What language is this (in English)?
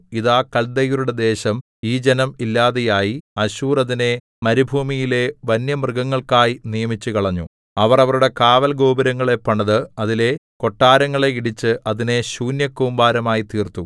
Malayalam